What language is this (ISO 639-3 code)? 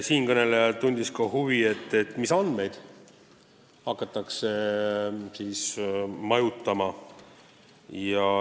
est